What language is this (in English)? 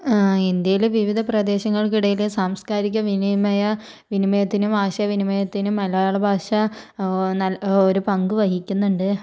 Malayalam